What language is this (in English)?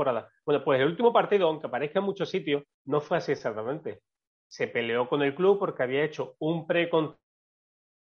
Spanish